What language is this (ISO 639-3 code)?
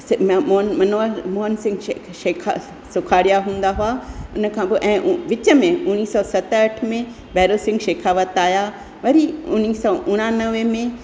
snd